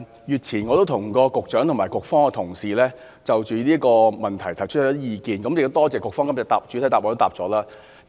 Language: Cantonese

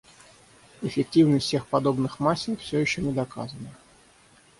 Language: Russian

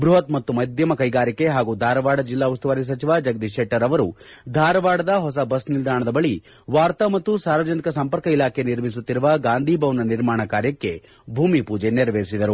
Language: Kannada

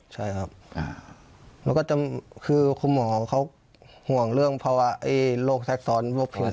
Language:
Thai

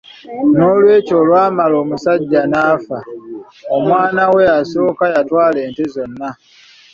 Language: Ganda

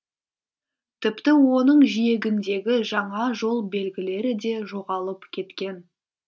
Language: Kazakh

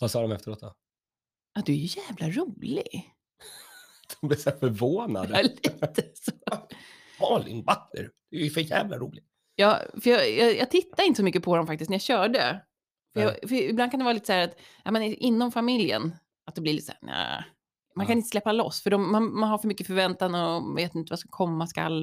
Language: Swedish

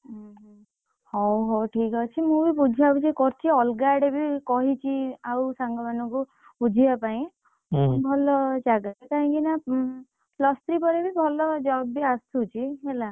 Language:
Odia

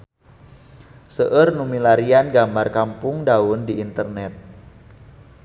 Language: Sundanese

